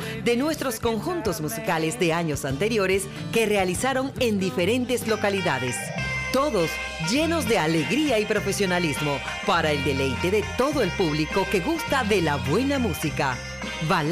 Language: Spanish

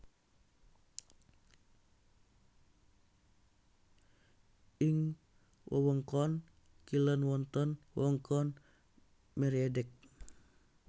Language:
Javanese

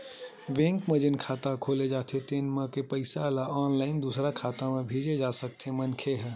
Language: Chhattisgarhi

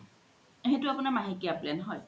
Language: Assamese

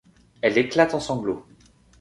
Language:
French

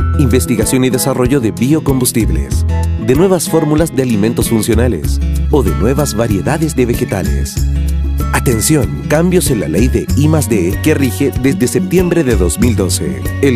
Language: Spanish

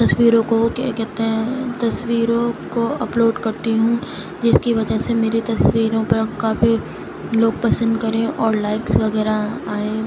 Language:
Urdu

